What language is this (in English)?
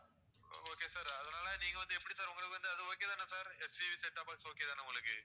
Tamil